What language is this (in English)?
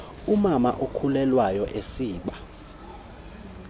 Xhosa